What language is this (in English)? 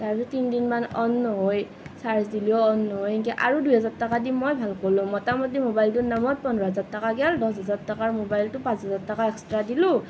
Assamese